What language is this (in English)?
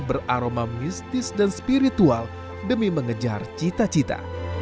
Indonesian